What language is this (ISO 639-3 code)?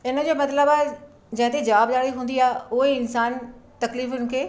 snd